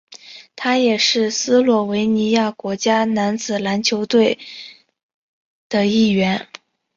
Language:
Chinese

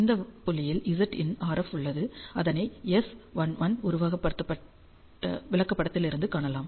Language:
Tamil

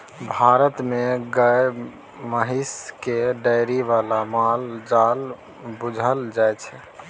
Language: Maithili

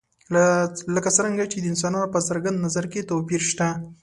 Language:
Pashto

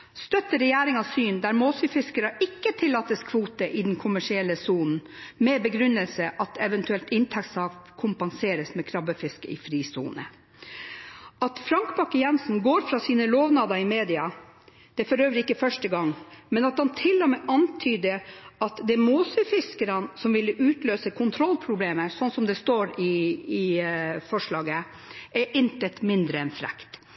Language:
Norwegian Bokmål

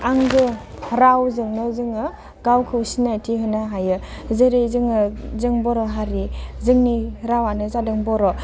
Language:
Bodo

